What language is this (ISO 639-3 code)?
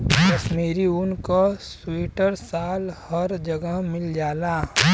bho